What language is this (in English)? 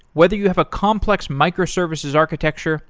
English